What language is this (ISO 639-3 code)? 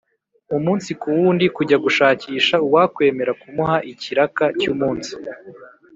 kin